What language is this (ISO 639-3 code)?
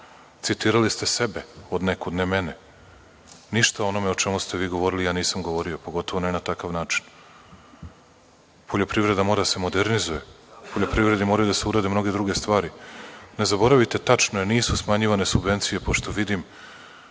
srp